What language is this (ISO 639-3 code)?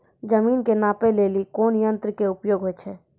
mai